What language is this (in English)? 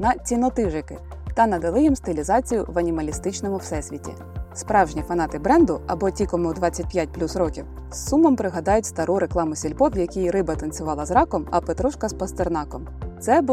Ukrainian